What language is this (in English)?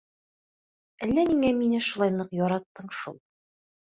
Bashkir